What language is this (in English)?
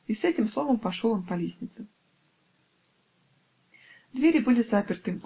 Russian